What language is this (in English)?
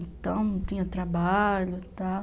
Portuguese